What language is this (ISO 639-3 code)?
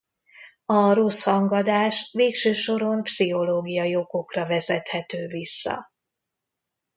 hun